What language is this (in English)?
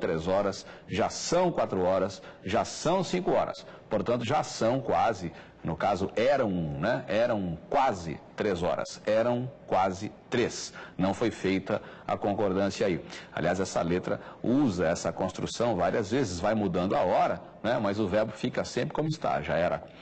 Portuguese